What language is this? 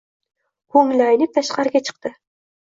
Uzbek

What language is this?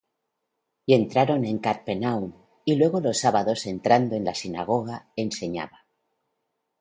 Spanish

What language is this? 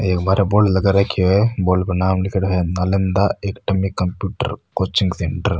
Rajasthani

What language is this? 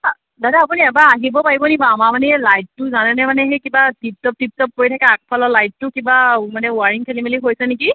Assamese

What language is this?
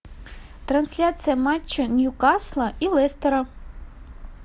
Russian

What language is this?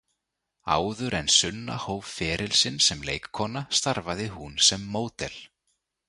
Icelandic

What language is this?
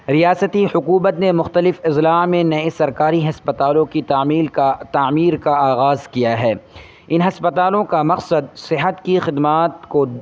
Urdu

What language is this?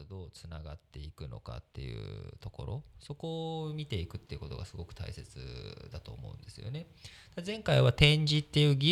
Japanese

